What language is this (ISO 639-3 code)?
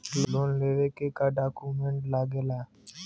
bho